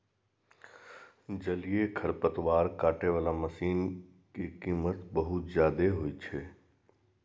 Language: Maithili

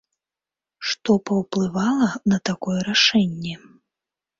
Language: Belarusian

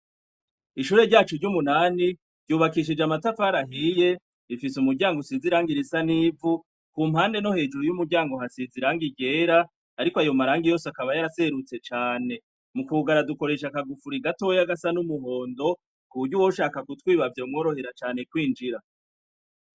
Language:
Rundi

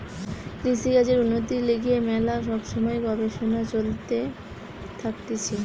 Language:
Bangla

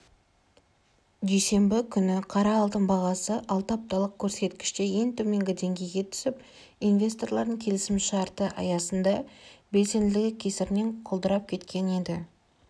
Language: Kazakh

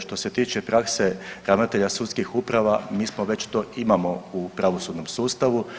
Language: Croatian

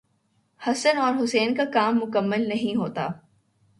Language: Urdu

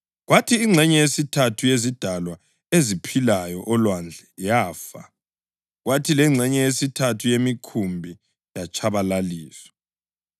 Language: North Ndebele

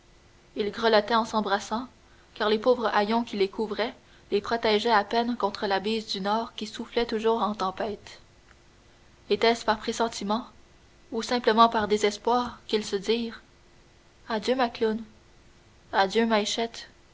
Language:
French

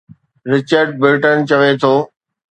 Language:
Sindhi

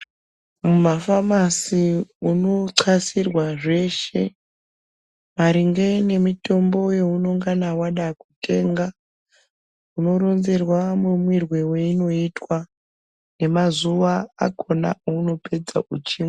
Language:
Ndau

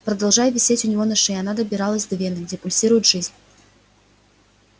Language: Russian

